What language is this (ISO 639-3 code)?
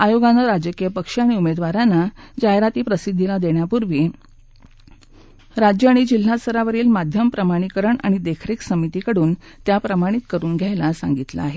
mar